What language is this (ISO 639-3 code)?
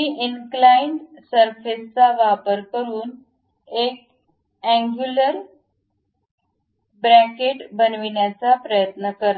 mar